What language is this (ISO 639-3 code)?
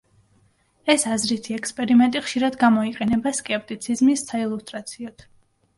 kat